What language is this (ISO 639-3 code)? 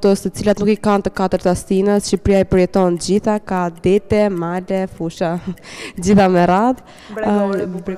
ron